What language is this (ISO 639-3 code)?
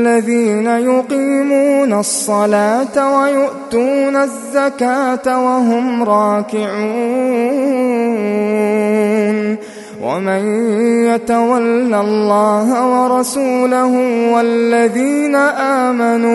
ara